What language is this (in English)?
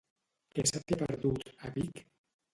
Catalan